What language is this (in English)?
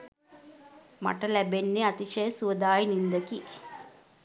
Sinhala